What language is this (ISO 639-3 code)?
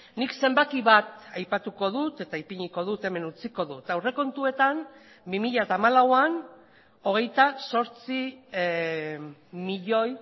eus